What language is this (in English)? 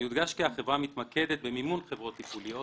Hebrew